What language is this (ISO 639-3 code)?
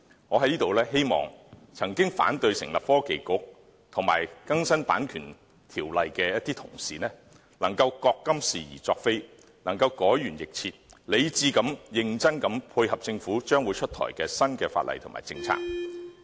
yue